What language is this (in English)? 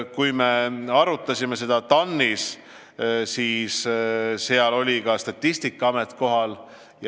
Estonian